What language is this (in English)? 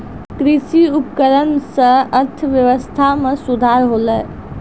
Maithili